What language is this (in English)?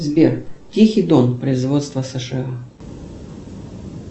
Russian